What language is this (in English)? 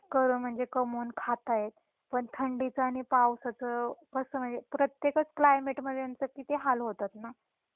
Marathi